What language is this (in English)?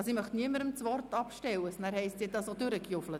Swiss German